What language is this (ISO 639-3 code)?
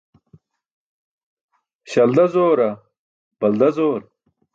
bsk